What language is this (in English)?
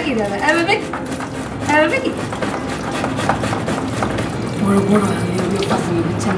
Arabic